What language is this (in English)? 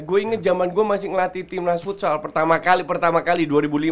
Indonesian